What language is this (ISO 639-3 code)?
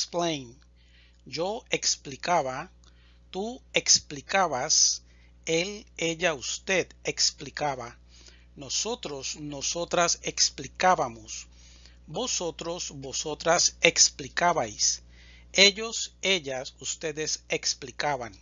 spa